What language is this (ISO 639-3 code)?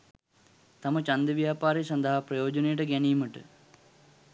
sin